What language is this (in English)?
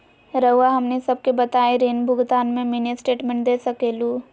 Magahi